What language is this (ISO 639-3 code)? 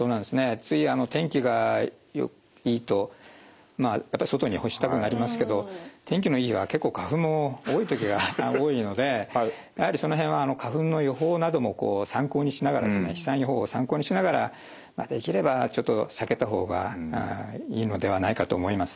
jpn